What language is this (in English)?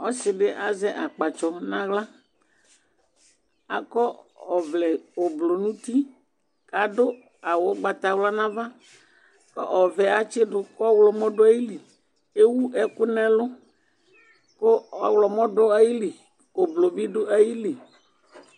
Ikposo